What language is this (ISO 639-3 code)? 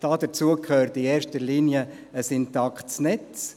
gsw